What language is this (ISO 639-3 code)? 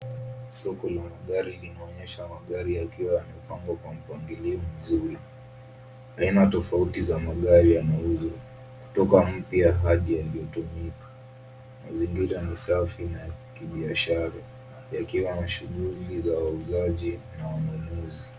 swa